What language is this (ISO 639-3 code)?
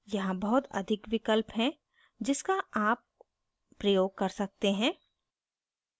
hin